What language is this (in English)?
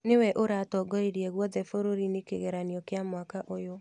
Kikuyu